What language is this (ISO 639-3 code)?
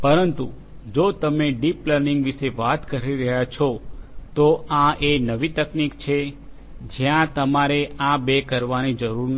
guj